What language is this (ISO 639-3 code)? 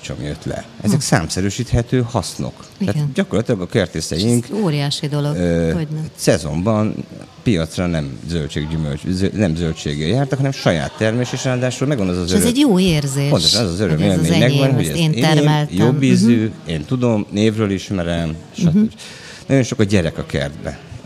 hun